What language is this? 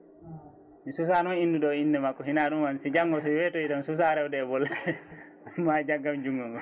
Fula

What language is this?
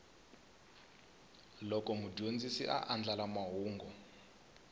Tsonga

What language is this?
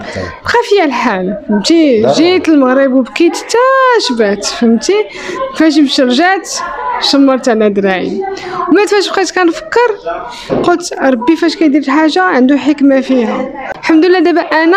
Arabic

